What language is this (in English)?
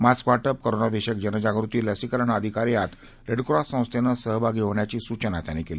Marathi